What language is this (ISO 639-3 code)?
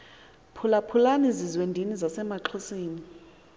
xho